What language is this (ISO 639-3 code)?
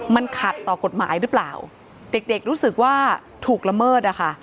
tha